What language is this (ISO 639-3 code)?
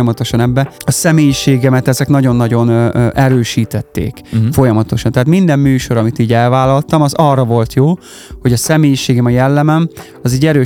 hun